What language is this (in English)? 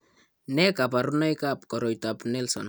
Kalenjin